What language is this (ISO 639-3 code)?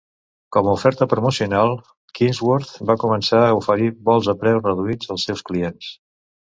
cat